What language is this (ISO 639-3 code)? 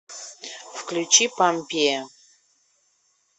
rus